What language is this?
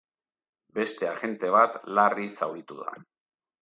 Basque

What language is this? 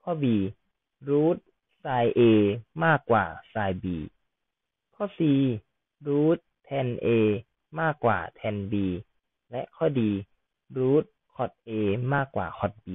Thai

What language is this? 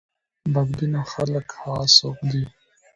Pashto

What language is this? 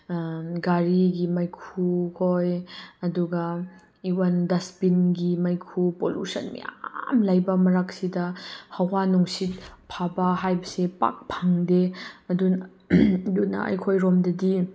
Manipuri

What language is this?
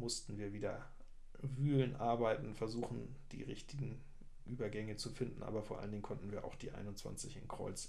German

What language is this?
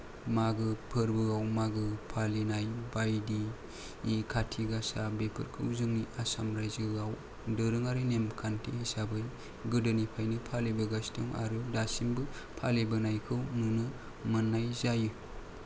Bodo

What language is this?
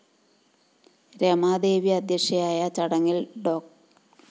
Malayalam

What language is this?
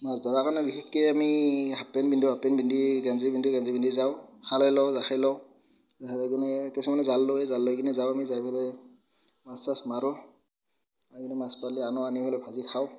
Assamese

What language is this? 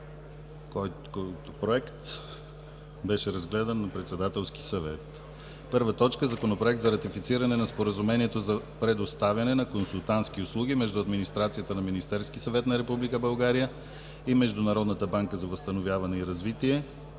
Bulgarian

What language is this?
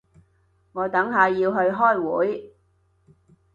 Cantonese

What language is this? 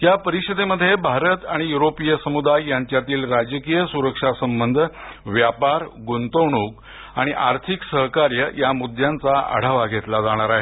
Marathi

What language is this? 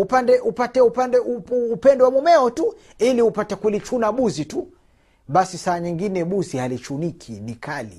Swahili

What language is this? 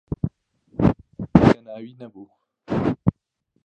Central Kurdish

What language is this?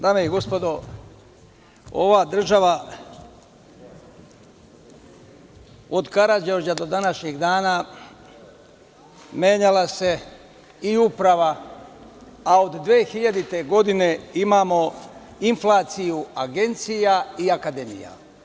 Serbian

